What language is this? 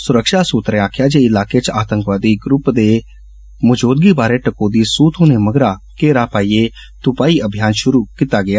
Dogri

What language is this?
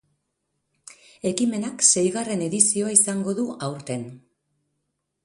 Basque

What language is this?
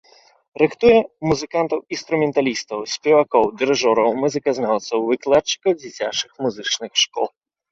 Belarusian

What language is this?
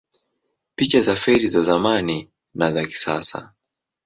Swahili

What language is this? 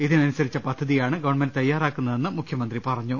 Malayalam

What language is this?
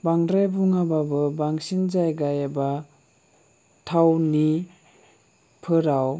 Bodo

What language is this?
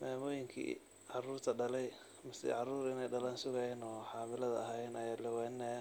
Somali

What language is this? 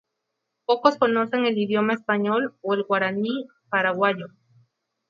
Spanish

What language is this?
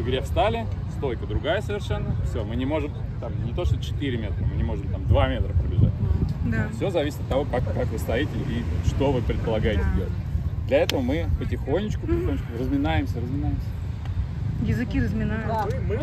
Russian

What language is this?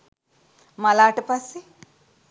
Sinhala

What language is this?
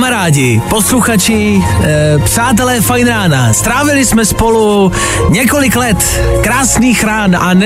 Czech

